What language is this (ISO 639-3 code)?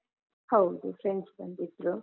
kan